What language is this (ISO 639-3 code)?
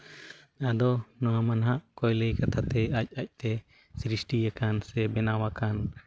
sat